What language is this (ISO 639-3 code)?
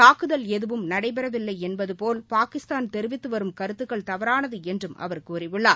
tam